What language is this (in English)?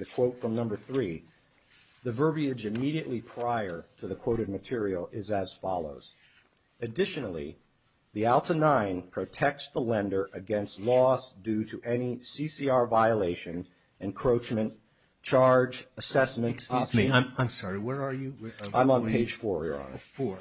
English